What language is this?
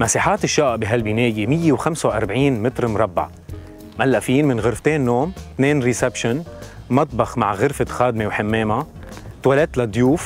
Arabic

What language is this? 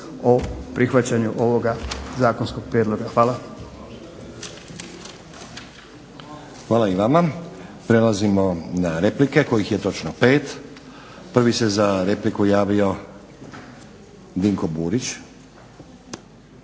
Croatian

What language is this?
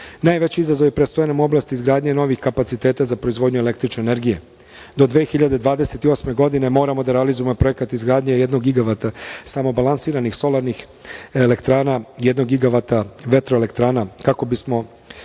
Serbian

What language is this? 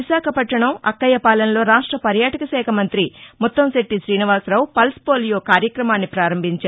Telugu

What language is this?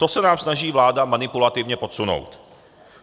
Czech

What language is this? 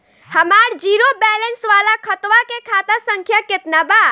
Bhojpuri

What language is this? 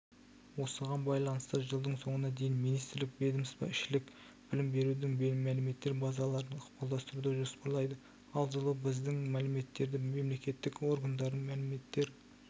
Kazakh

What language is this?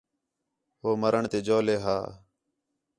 Khetrani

